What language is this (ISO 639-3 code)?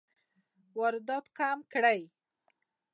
pus